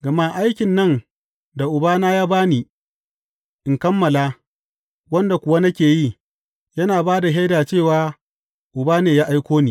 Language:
Hausa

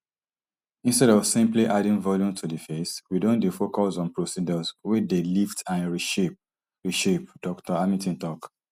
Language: Nigerian Pidgin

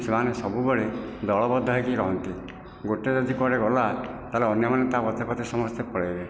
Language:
Odia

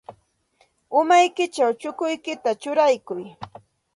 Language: Santa Ana de Tusi Pasco Quechua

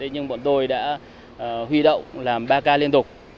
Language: Vietnamese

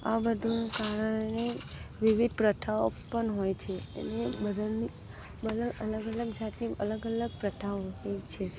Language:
Gujarati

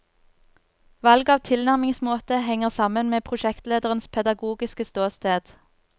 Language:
Norwegian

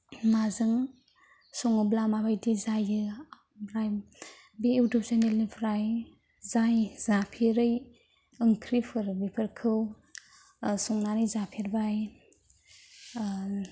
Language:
Bodo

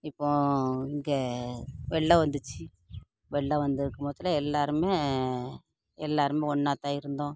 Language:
Tamil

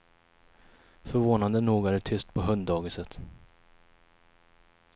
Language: Swedish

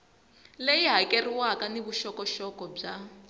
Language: Tsonga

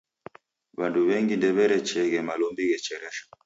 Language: Taita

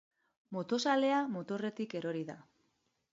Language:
Basque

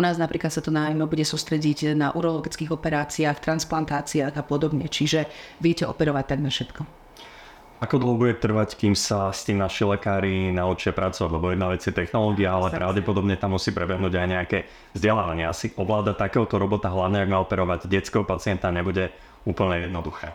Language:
Slovak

